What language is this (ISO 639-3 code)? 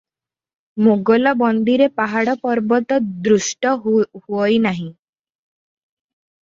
ori